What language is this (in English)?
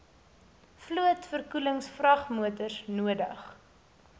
Afrikaans